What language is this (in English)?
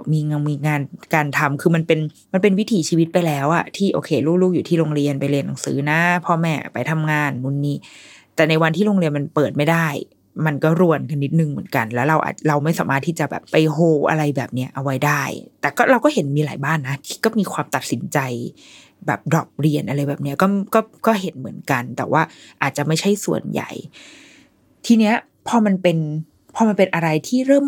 Thai